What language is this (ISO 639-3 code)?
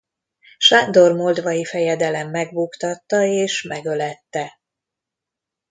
hun